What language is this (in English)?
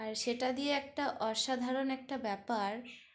Bangla